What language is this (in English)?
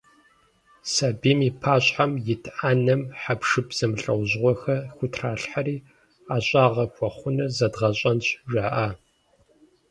Kabardian